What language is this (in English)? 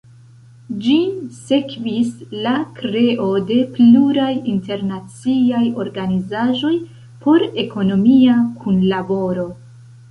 Esperanto